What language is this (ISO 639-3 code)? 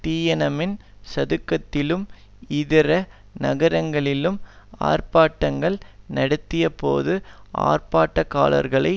tam